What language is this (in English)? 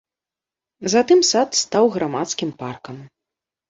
Belarusian